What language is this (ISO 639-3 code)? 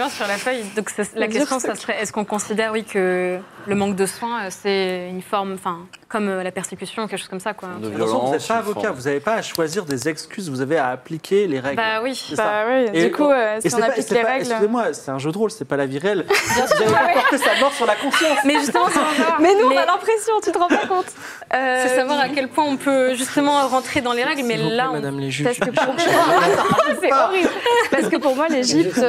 fra